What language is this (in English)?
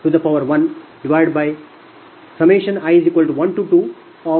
Kannada